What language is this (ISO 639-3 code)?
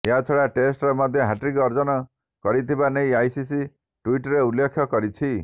ori